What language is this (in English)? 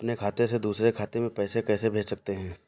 Hindi